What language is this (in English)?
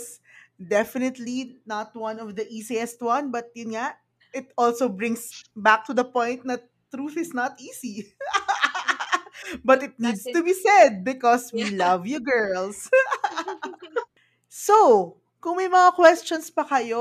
Filipino